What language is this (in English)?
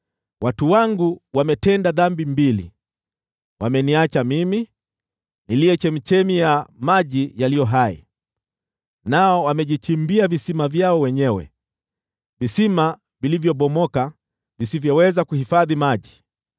Swahili